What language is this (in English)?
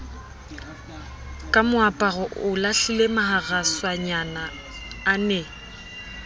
Southern Sotho